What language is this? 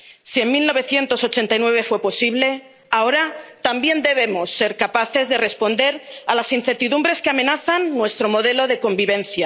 Spanish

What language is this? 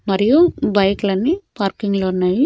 Telugu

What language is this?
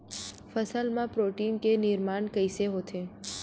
Chhattisgarhi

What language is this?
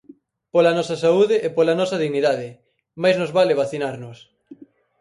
Galician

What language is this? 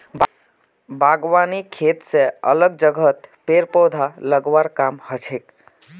Magahi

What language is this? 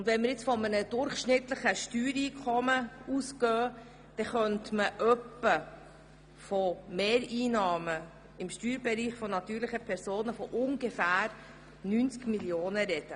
Swiss German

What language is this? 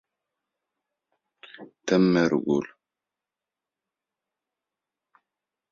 Arabic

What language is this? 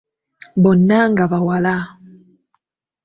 Ganda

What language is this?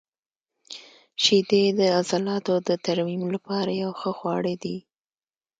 Pashto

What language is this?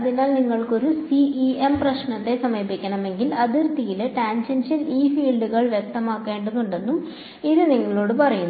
Malayalam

